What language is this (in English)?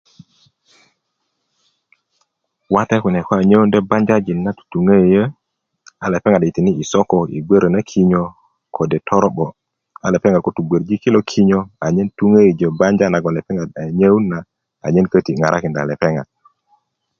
Kuku